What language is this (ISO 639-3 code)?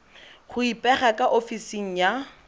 tsn